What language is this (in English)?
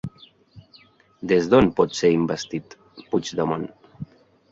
Catalan